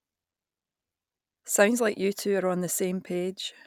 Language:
English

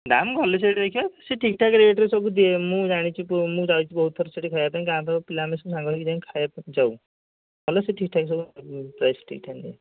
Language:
Odia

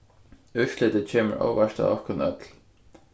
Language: Faroese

